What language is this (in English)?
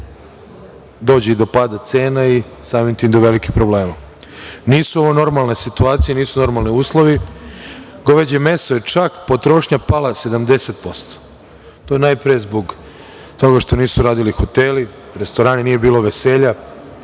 Serbian